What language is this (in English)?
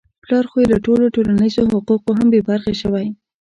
Pashto